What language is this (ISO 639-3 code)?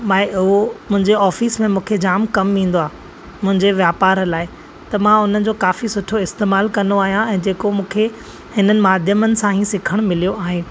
snd